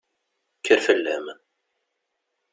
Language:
Kabyle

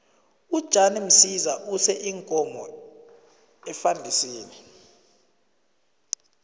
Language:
South Ndebele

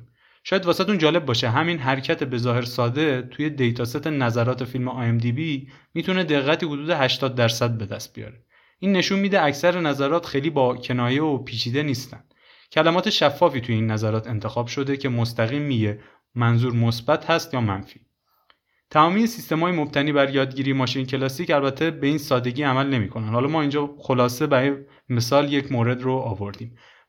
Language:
Persian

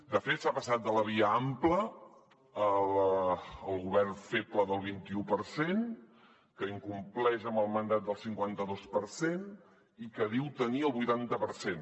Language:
Catalan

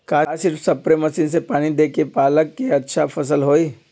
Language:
Magahi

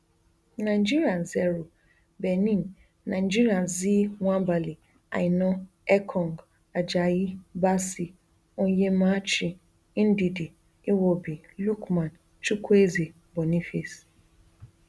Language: Nigerian Pidgin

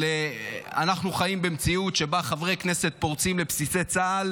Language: Hebrew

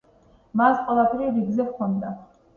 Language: Georgian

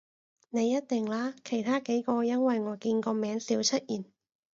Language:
Cantonese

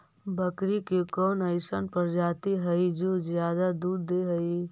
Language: Magahi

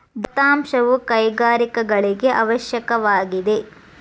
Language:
Kannada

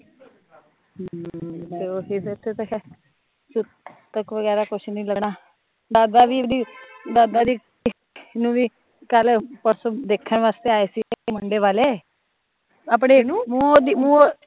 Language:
Punjabi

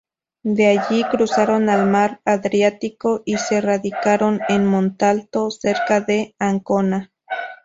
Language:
Spanish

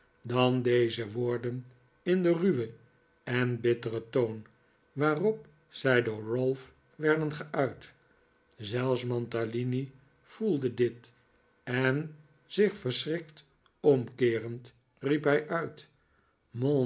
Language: Dutch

